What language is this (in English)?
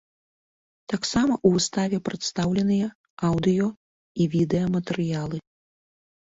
Belarusian